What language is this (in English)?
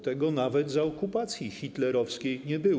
Polish